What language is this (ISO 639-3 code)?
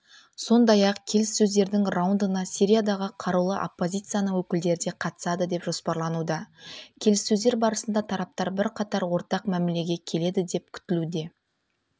kaz